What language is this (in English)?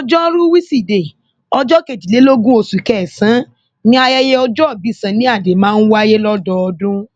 Yoruba